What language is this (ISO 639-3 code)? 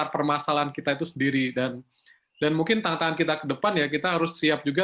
ind